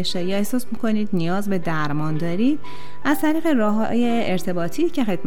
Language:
Persian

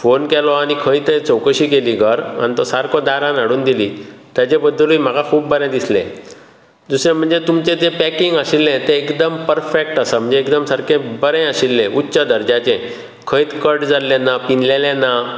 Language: Konkani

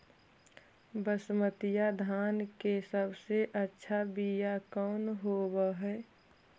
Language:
Magahi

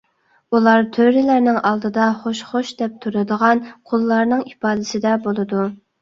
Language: Uyghur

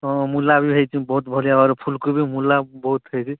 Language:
Odia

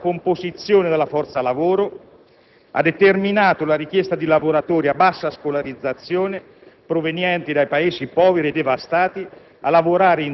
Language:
Italian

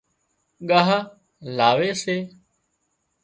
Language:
Wadiyara Koli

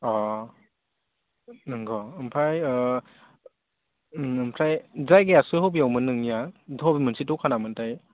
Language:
Bodo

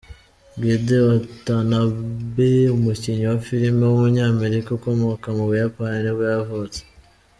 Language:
Kinyarwanda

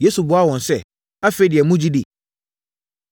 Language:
Akan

